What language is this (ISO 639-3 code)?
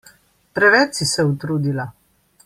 slv